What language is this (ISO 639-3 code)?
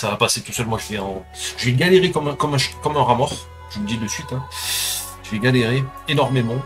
fra